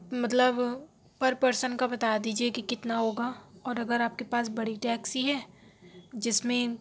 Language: Urdu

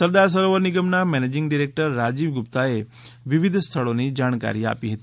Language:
Gujarati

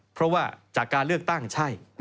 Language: Thai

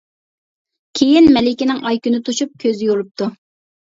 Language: Uyghur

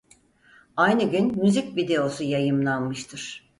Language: Turkish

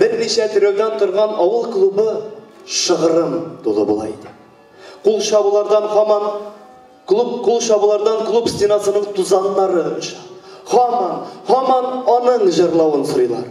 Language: Turkish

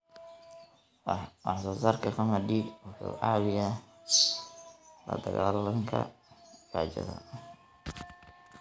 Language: Somali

